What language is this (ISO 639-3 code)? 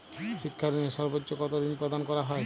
ben